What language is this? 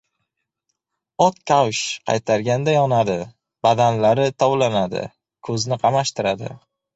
Uzbek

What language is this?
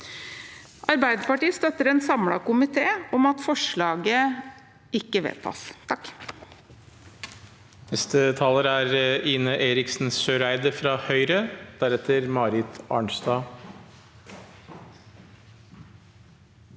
Norwegian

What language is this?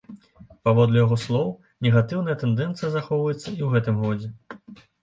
Belarusian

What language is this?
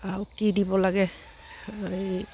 Assamese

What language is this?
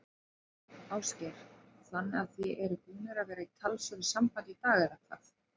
Icelandic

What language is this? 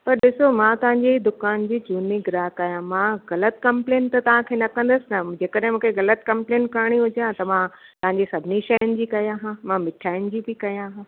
Sindhi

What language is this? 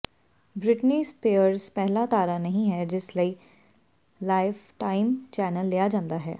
Punjabi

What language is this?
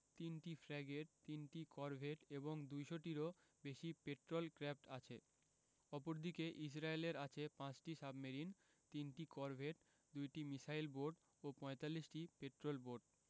Bangla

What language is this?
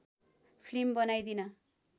Nepali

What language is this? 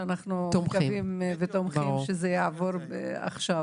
Hebrew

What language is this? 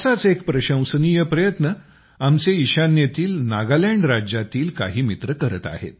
Marathi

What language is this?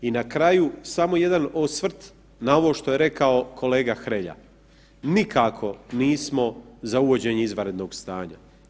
Croatian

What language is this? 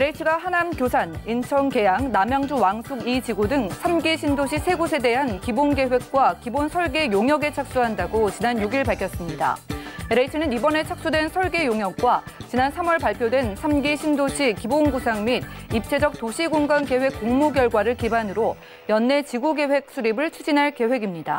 Korean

